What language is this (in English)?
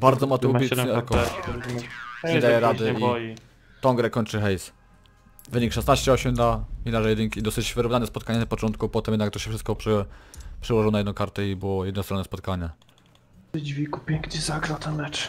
Polish